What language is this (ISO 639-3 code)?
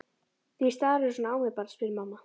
isl